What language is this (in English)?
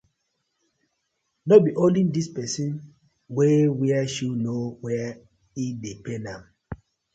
Nigerian Pidgin